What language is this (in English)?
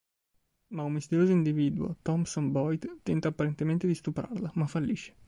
Italian